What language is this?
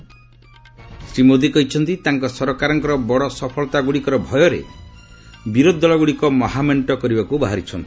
Odia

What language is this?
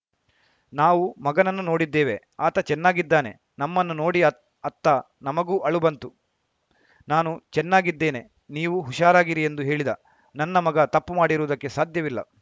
Kannada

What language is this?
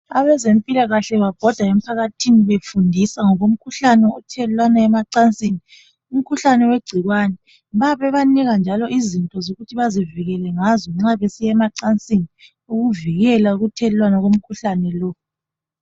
North Ndebele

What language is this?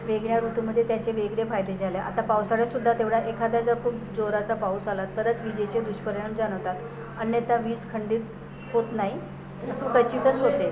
Marathi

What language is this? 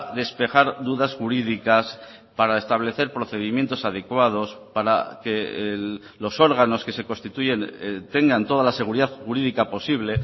Spanish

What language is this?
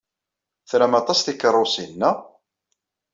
Kabyle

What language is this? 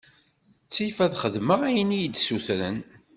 Kabyle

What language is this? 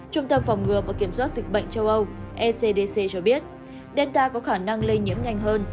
Vietnamese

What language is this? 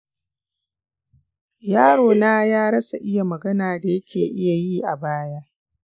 Hausa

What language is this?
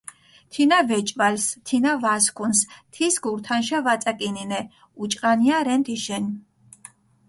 Mingrelian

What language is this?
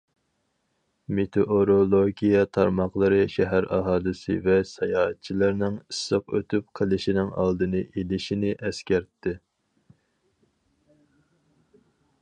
Uyghur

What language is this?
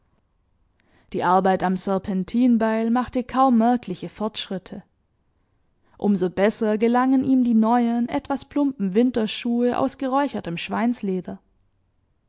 German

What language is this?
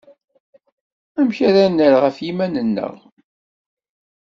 Kabyle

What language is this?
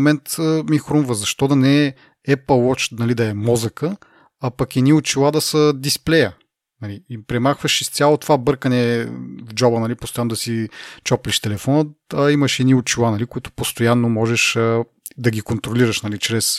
Bulgarian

